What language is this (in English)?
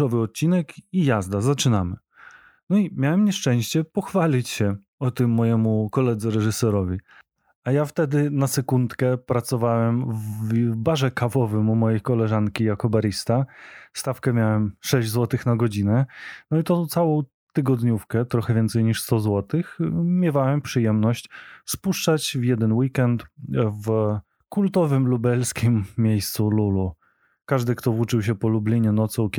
Polish